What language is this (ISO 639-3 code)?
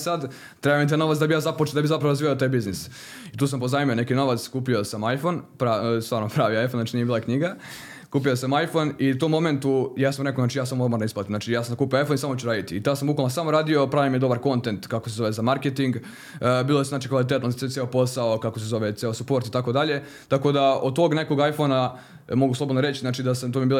hrv